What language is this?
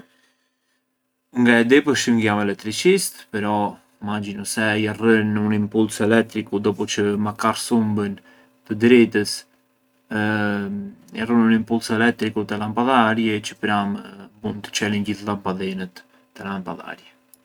Arbëreshë Albanian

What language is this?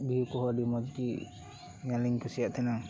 Santali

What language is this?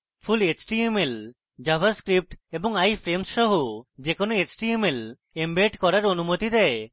Bangla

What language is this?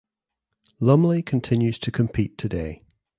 English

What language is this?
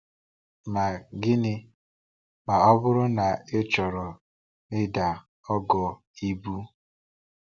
Igbo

